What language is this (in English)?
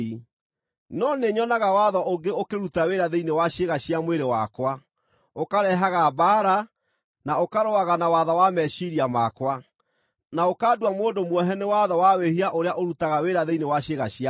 Kikuyu